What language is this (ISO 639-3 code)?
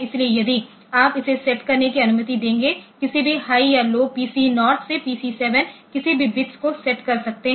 hin